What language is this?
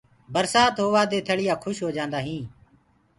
Gurgula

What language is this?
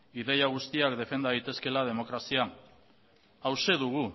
Basque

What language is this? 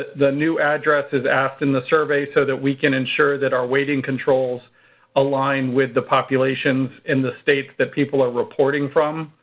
English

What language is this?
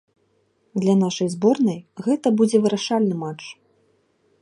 Belarusian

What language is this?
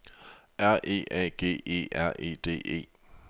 Danish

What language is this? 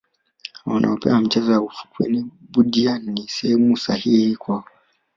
Swahili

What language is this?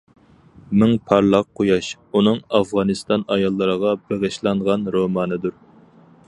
Uyghur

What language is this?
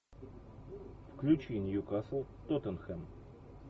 Russian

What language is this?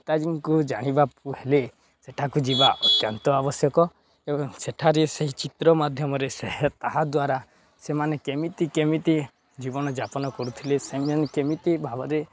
Odia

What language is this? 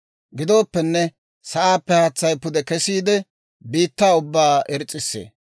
Dawro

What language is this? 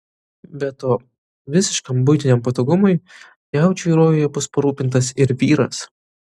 Lithuanian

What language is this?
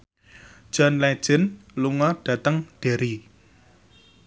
Javanese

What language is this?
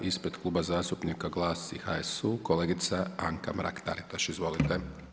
Croatian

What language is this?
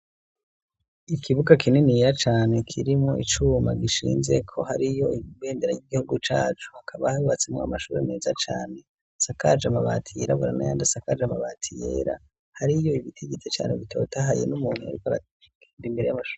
Rundi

